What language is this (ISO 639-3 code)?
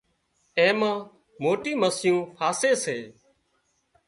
kxp